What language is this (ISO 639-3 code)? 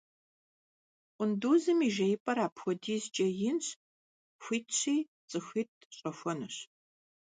kbd